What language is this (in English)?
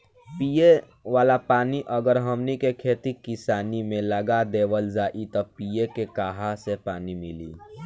Bhojpuri